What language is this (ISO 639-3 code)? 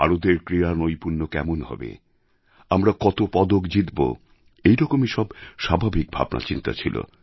ben